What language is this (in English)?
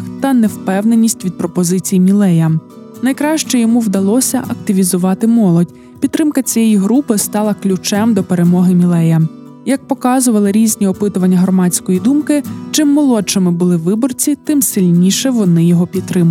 Ukrainian